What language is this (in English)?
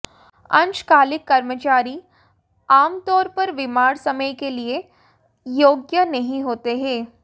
Hindi